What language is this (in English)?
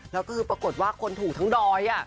Thai